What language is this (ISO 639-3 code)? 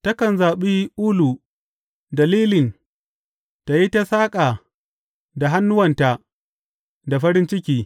hau